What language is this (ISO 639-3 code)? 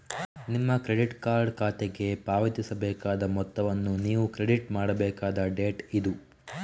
kan